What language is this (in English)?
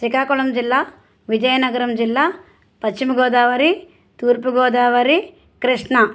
Telugu